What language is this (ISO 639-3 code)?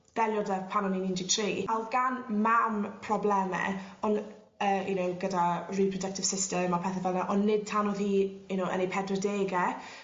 cym